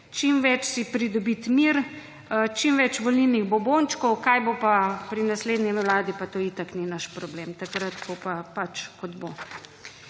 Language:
Slovenian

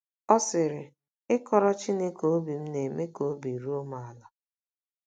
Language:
Igbo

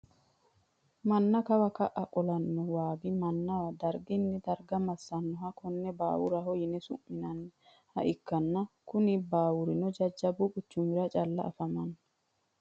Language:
Sidamo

